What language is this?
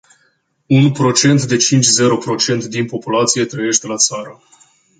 Romanian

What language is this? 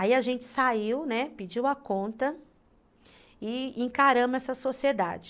Portuguese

